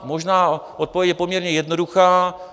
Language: Czech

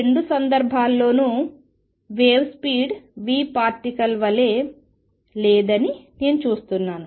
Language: Telugu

